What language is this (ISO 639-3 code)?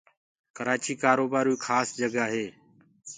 ggg